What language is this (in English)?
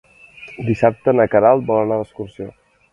Catalan